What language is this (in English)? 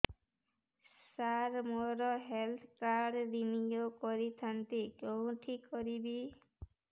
Odia